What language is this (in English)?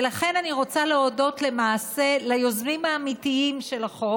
Hebrew